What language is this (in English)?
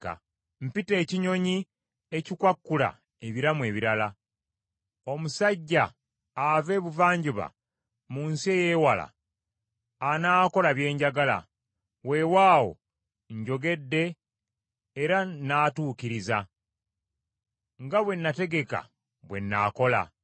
Ganda